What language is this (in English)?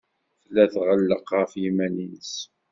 Kabyle